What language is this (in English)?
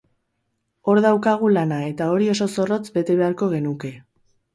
Basque